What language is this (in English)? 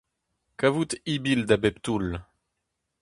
Breton